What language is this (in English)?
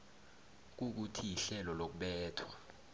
South Ndebele